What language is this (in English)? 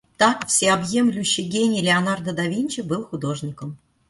Russian